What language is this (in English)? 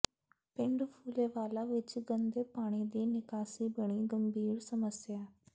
Punjabi